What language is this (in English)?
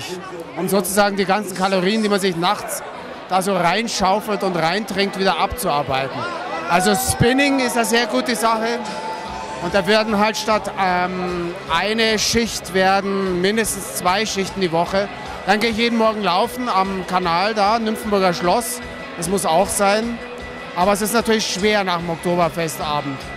German